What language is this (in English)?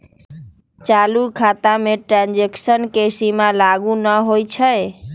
Magahi